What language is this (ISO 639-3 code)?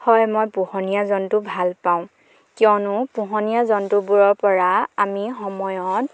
asm